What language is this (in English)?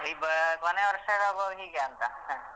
Kannada